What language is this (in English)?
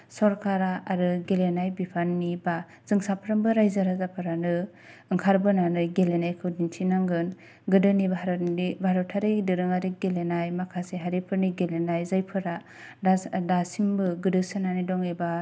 Bodo